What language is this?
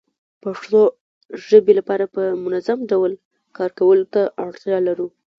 Pashto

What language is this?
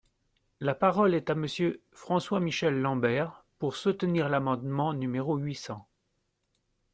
French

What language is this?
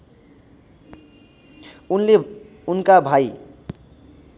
Nepali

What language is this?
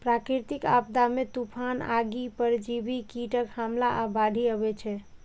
Maithili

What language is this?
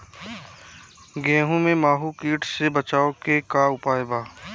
Bhojpuri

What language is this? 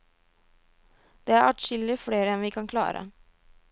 Norwegian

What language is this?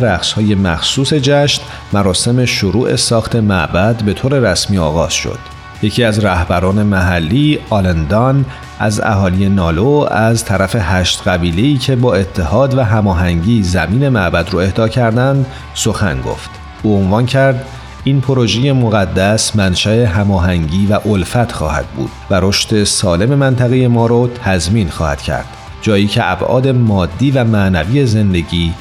Persian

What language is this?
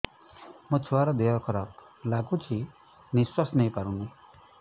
Odia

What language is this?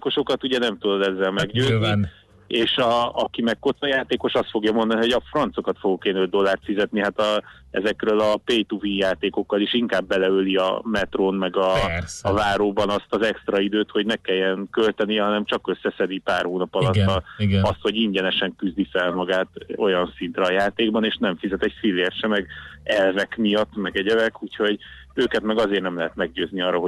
Hungarian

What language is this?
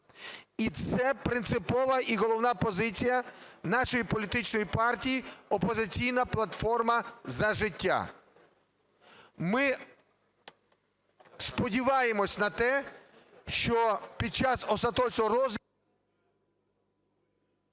Ukrainian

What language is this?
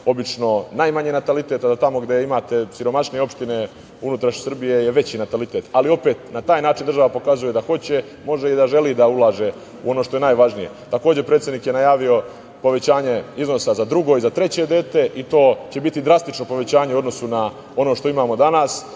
Serbian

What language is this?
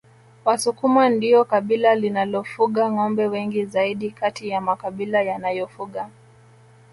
Swahili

